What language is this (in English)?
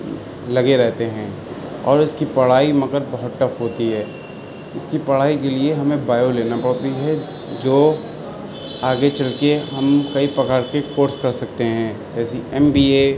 Urdu